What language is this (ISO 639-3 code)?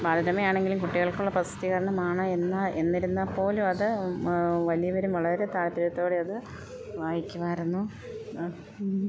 mal